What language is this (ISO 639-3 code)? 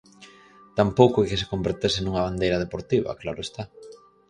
glg